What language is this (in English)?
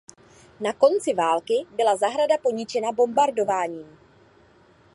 Czech